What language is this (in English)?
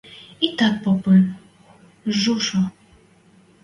Western Mari